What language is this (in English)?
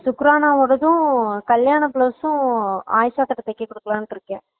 Tamil